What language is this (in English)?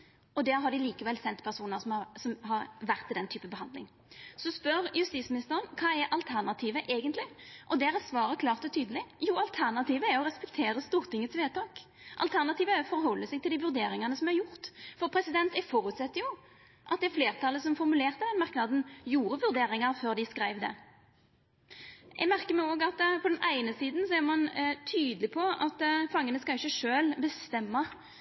Norwegian Nynorsk